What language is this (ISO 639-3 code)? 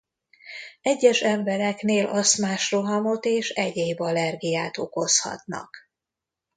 hun